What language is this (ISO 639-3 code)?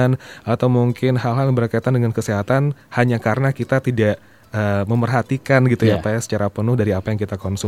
ind